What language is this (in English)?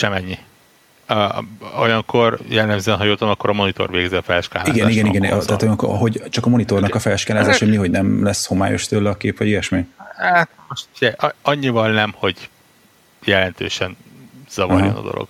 Hungarian